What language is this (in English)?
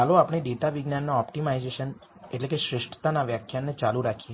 Gujarati